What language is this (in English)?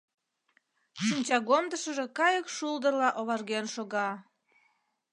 Mari